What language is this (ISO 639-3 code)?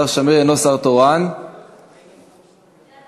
heb